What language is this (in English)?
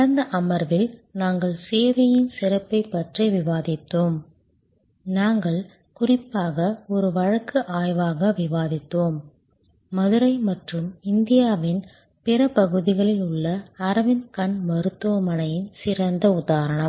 Tamil